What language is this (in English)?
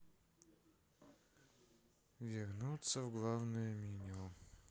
Russian